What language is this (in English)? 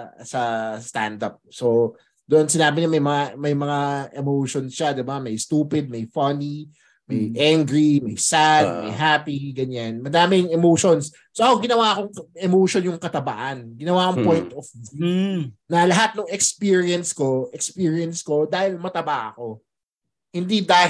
Filipino